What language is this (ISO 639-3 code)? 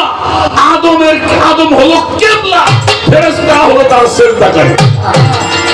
ben